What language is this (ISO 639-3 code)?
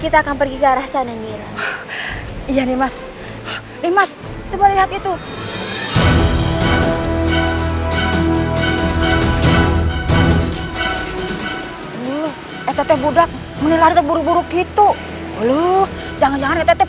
ind